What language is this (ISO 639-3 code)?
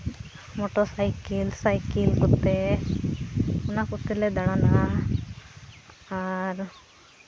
sat